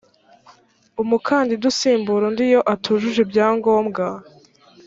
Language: Kinyarwanda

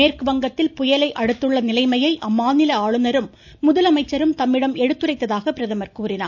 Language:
Tamil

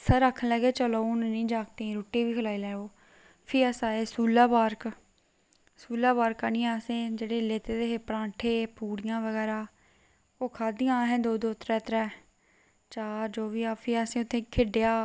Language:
Dogri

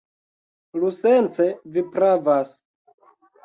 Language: Esperanto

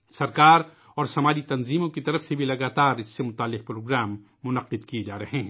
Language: Urdu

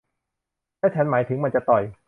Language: Thai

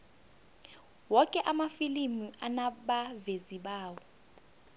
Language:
South Ndebele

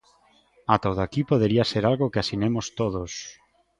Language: Galician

